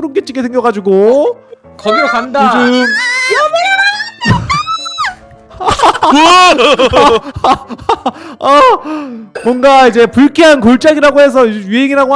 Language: Korean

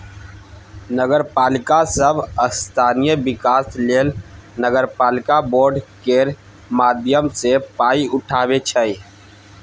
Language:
Maithili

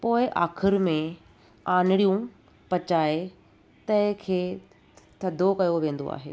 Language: Sindhi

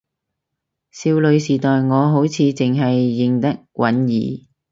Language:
Cantonese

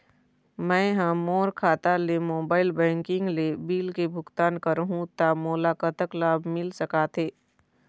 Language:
Chhattisgarhi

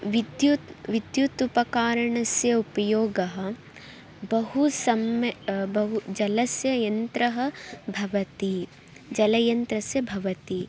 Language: Sanskrit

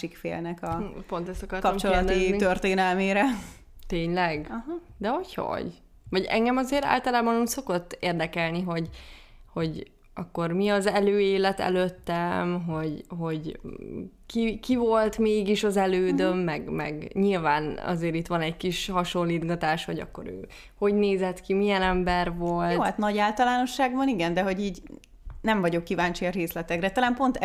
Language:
Hungarian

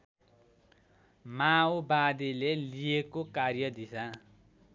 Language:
Nepali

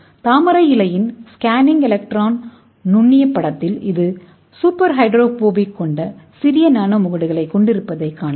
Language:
Tamil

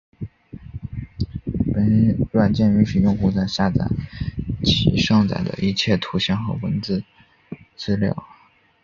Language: Chinese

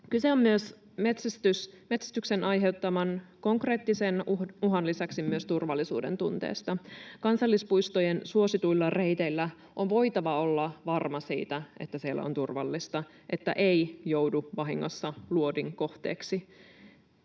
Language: Finnish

